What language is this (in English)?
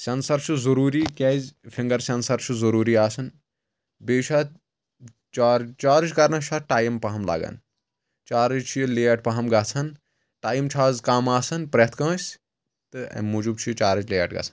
Kashmiri